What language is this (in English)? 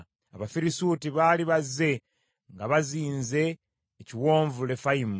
Ganda